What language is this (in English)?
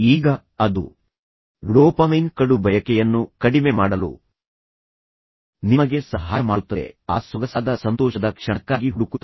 Kannada